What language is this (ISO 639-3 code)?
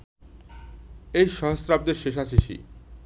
ben